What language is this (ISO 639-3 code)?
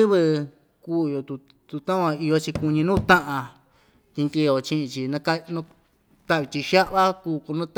vmj